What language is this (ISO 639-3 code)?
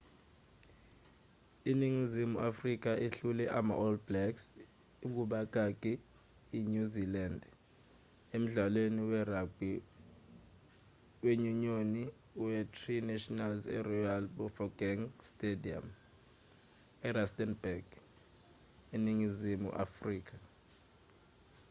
zul